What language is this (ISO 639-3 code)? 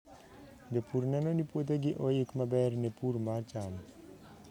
luo